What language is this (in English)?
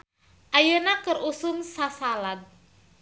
Sundanese